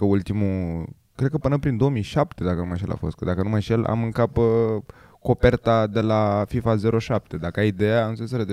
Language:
Romanian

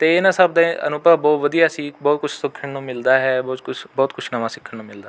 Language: Punjabi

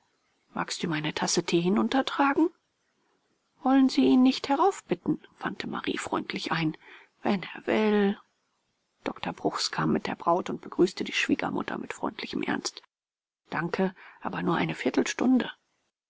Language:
German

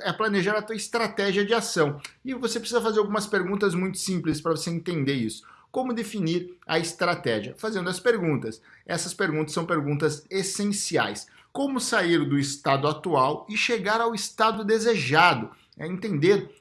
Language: Portuguese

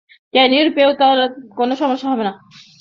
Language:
Bangla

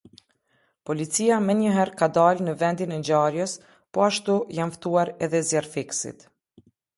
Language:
Albanian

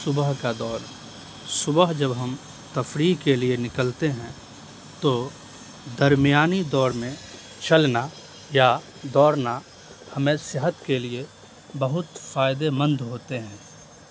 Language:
Urdu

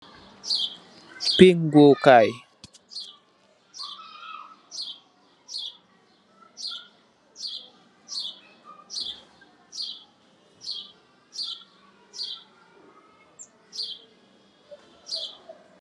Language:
Wolof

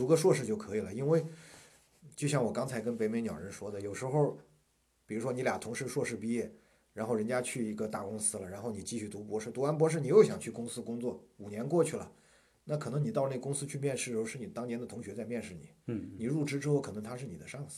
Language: Chinese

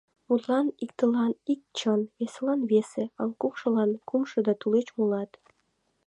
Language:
Mari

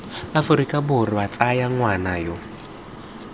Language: Tswana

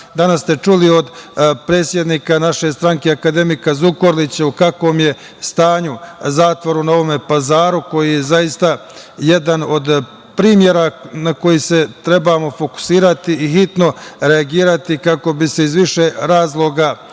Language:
Serbian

